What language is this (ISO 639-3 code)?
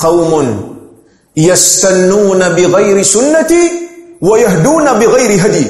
msa